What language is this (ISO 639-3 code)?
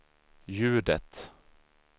swe